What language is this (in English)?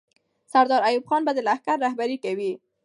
Pashto